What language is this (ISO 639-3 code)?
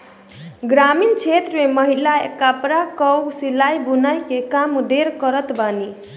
bho